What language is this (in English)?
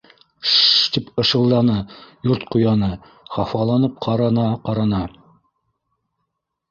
Bashkir